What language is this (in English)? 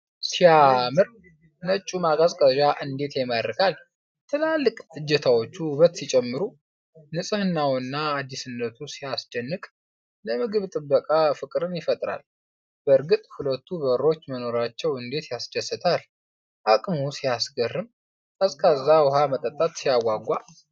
Amharic